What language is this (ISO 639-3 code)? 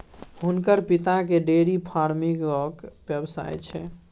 mai